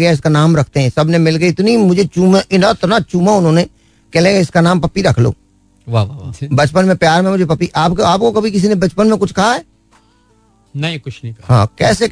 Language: Hindi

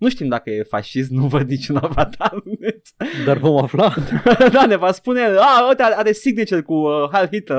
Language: Romanian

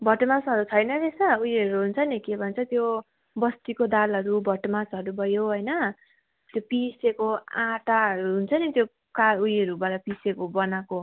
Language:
Nepali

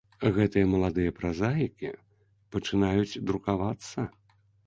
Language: Belarusian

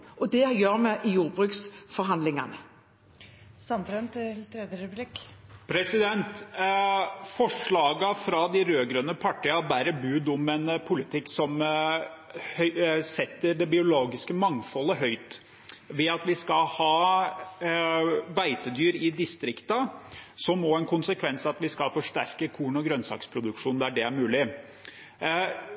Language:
Norwegian Bokmål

